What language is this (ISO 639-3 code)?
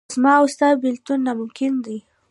pus